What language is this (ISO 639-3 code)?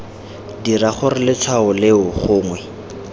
tsn